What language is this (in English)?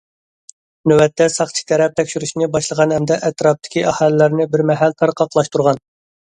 Uyghur